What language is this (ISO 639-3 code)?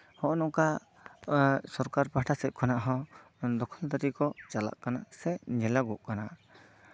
sat